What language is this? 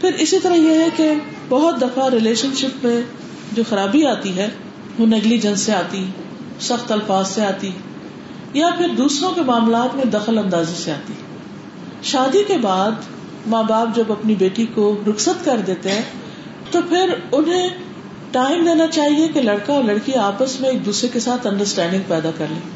Urdu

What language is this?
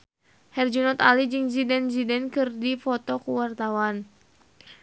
Sundanese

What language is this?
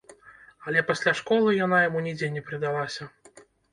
Belarusian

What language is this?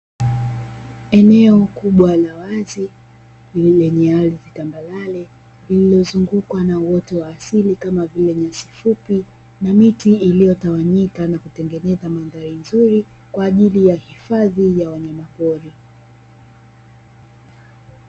Swahili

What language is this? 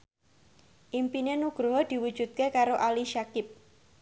Javanese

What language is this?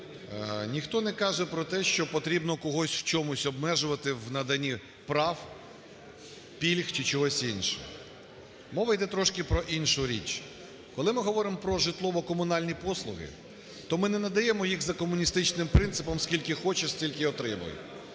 Ukrainian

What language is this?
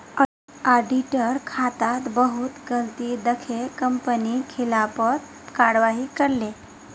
Magahi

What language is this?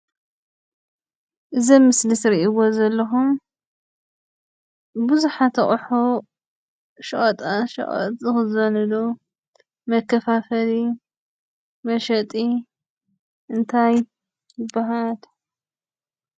Tigrinya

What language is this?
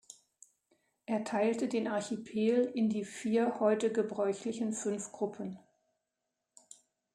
German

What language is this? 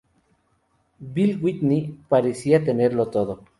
Spanish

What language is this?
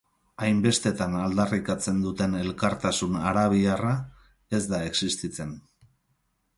Basque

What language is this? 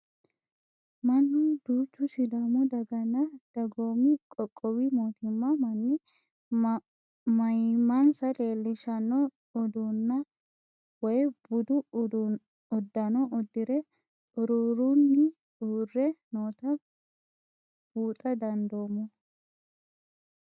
Sidamo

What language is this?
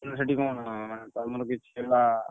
Odia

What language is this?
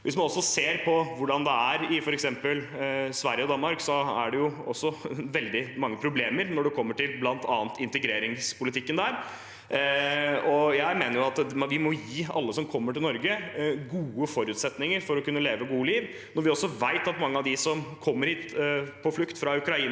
Norwegian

